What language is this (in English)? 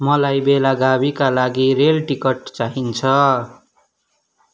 Nepali